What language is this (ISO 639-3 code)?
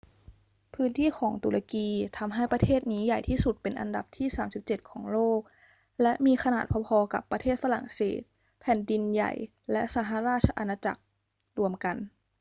tha